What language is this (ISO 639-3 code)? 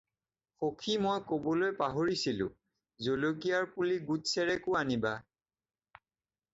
asm